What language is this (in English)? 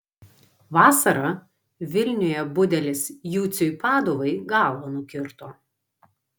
Lithuanian